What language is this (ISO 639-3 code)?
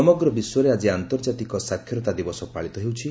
ori